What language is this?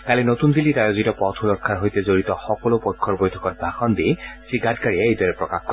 Assamese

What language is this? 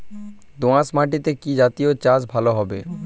Bangla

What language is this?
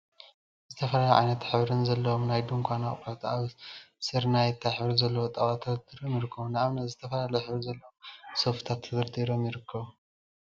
Tigrinya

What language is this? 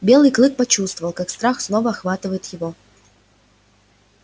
Russian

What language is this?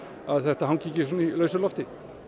Icelandic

